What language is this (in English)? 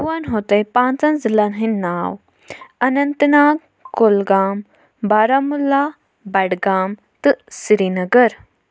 Kashmiri